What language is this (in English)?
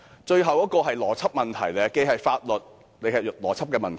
Cantonese